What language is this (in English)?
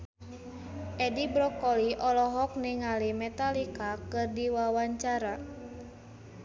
Sundanese